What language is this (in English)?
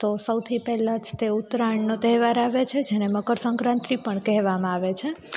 Gujarati